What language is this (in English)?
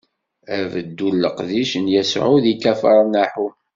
Kabyle